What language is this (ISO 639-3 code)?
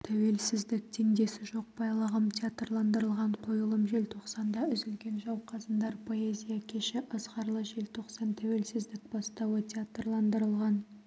kaz